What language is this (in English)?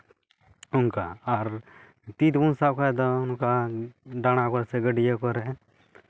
Santali